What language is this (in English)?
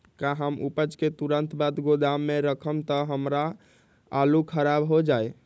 Magahi